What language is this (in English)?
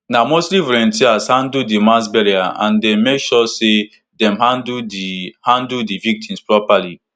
Nigerian Pidgin